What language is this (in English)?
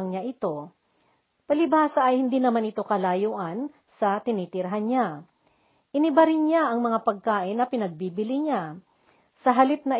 Filipino